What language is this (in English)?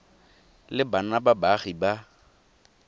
Tswana